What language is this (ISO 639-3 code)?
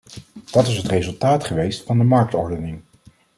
nld